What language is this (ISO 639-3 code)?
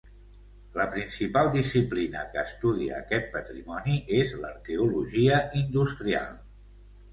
cat